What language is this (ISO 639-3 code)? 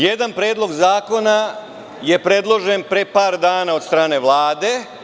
srp